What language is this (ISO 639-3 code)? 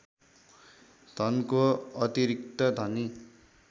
nep